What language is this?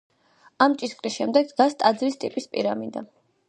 Georgian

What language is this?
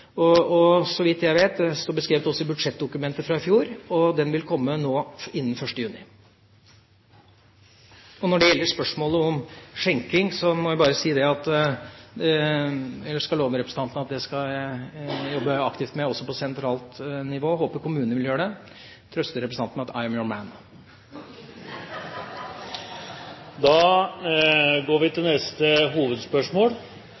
Norwegian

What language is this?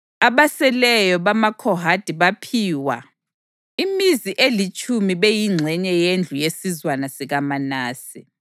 North Ndebele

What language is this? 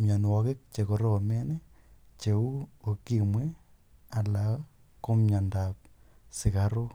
Kalenjin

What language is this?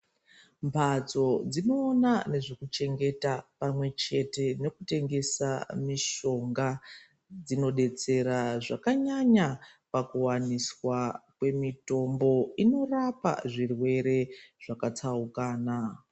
Ndau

